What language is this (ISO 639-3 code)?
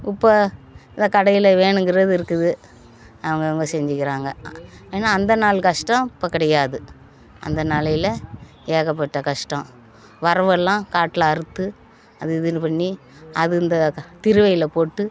tam